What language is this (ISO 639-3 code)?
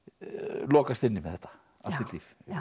isl